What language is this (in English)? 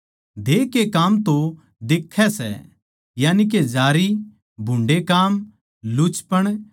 Haryanvi